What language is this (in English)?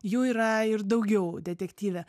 Lithuanian